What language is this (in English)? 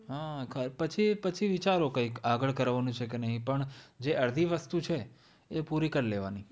Gujarati